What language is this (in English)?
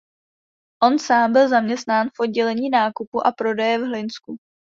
Czech